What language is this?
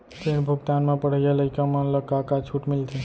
Chhattisgarhi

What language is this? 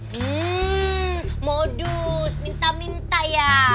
Indonesian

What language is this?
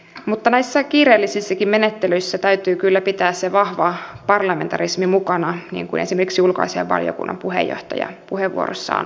Finnish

